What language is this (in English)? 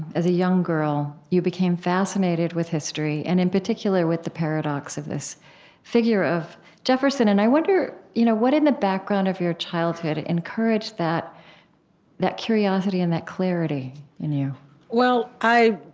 English